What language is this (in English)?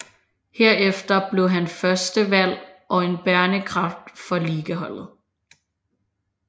Danish